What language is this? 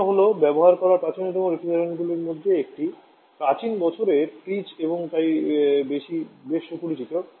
Bangla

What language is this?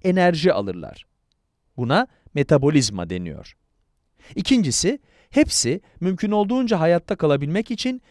Turkish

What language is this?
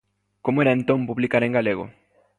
Galician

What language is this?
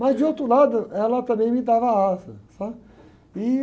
Portuguese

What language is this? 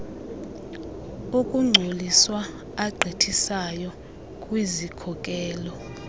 Xhosa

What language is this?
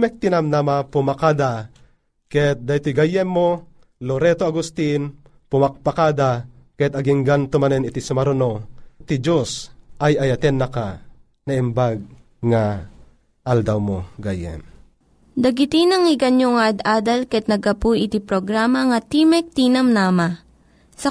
Filipino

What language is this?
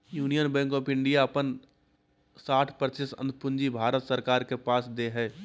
Magahi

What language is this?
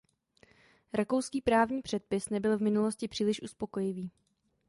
Czech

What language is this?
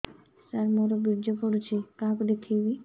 Odia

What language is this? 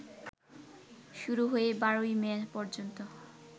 Bangla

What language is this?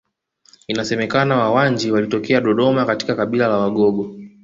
Swahili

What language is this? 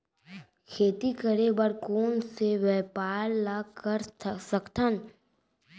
Chhattisgarhi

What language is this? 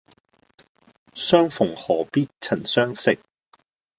Cantonese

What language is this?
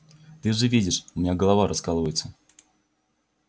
Russian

